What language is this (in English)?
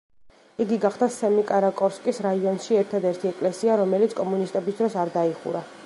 Georgian